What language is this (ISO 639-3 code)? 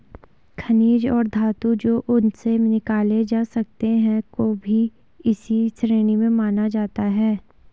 hin